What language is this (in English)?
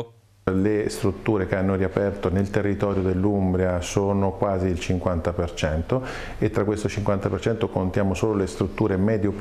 Italian